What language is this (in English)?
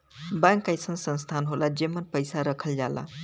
Bhojpuri